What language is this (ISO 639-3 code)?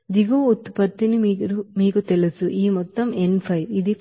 tel